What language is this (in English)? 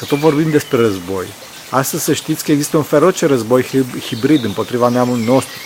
Romanian